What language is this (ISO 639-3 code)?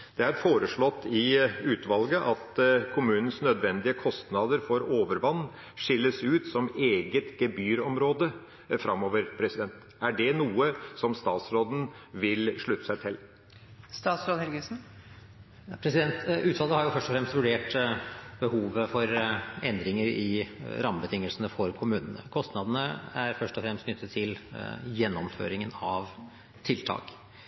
nob